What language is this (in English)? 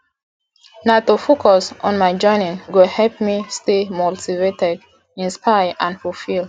Nigerian Pidgin